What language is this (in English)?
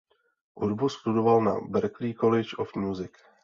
Czech